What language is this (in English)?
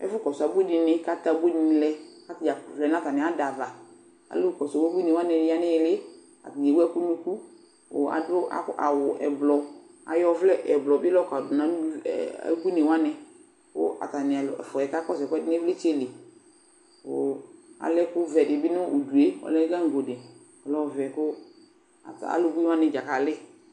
Ikposo